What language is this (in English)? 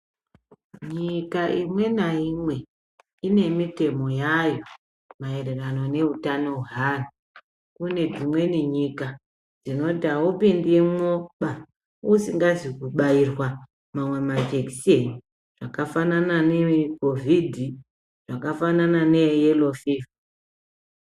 Ndau